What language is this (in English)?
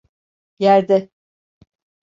Turkish